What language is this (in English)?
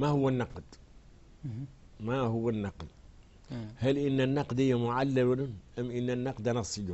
Arabic